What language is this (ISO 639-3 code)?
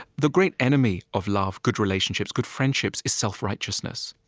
eng